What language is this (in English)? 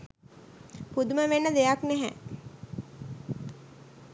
Sinhala